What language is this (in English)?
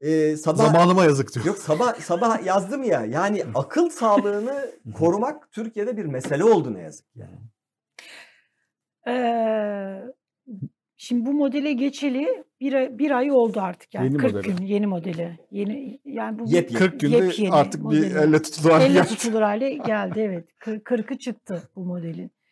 Turkish